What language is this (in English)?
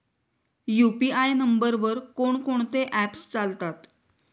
Marathi